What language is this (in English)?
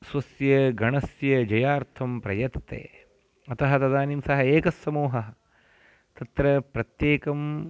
Sanskrit